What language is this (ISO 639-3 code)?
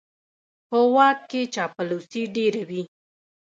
pus